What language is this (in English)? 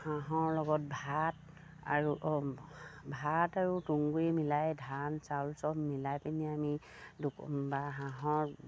Assamese